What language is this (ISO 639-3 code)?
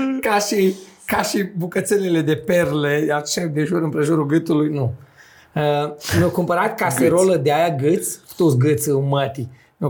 ron